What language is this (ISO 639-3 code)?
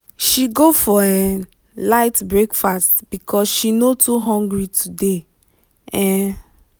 pcm